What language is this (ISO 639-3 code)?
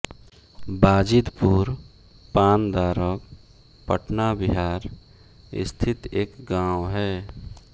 hin